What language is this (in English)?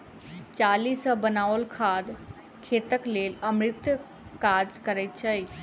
Maithili